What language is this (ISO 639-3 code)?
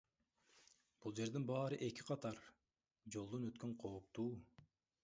kir